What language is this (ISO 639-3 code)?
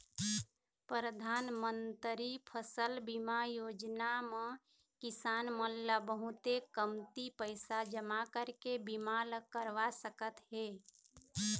hne